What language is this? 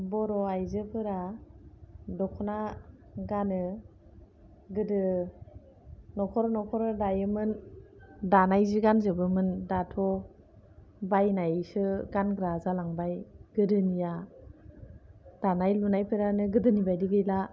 Bodo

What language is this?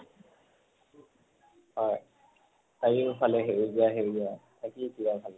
Assamese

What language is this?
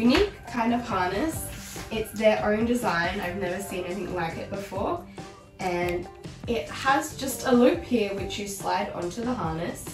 English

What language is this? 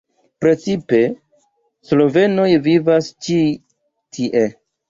Esperanto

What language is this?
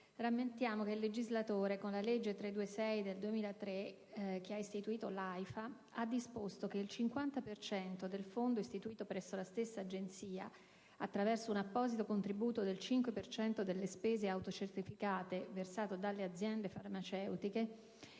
Italian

